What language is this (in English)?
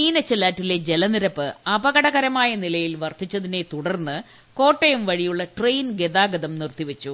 Malayalam